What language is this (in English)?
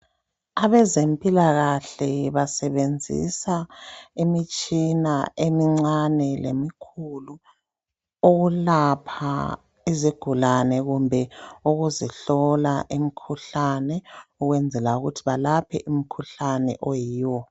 North Ndebele